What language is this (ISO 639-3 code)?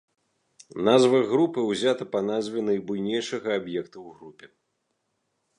bel